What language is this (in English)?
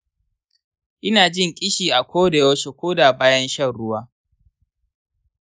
Hausa